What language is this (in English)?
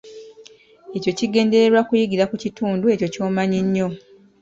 Ganda